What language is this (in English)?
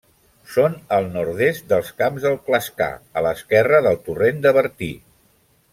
Catalan